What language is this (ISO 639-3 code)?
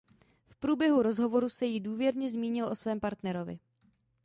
ces